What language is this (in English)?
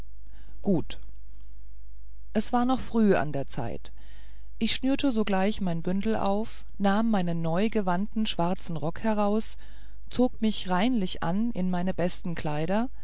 German